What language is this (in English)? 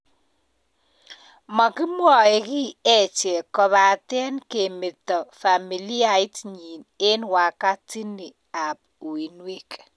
Kalenjin